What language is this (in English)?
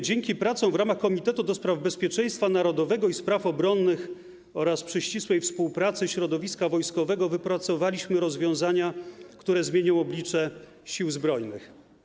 Polish